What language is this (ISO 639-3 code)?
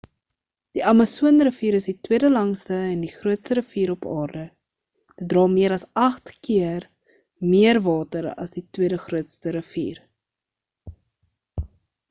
afr